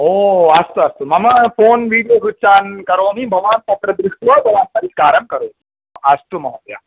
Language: Sanskrit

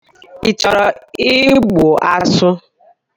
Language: Igbo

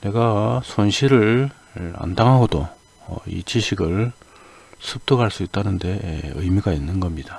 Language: Korean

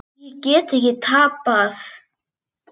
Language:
Icelandic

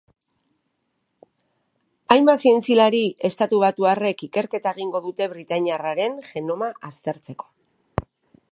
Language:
Basque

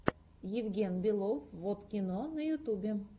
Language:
Russian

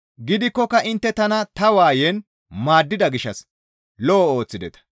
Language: Gamo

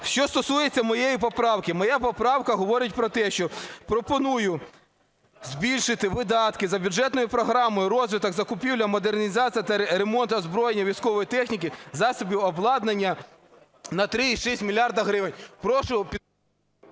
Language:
Ukrainian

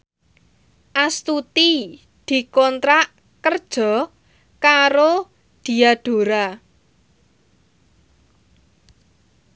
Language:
Javanese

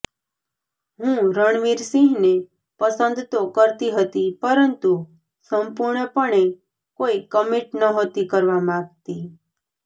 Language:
Gujarati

